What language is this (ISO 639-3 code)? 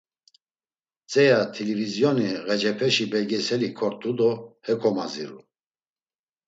lzz